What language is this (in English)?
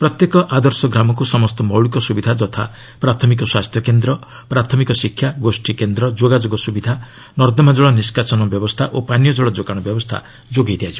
Odia